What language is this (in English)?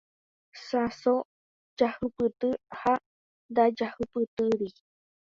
Guarani